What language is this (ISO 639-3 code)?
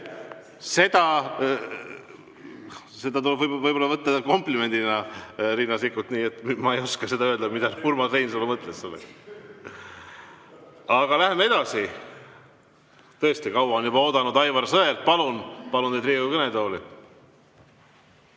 est